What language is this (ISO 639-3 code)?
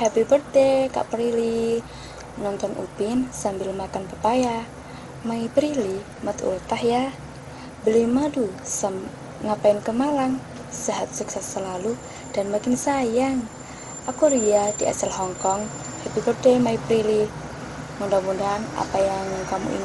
ind